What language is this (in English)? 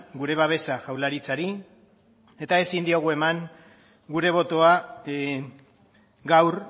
Basque